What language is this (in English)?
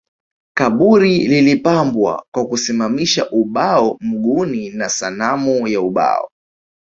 Swahili